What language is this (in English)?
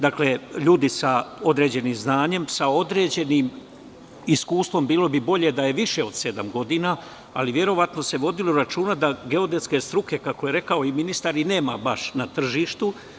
Serbian